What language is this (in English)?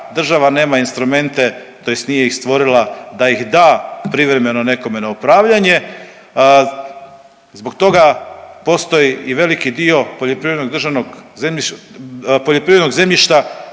Croatian